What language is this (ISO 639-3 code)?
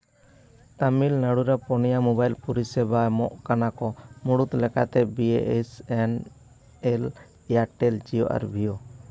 sat